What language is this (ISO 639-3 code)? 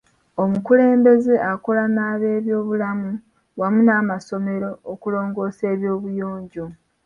lug